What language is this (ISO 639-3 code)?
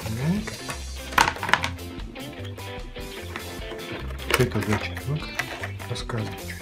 rus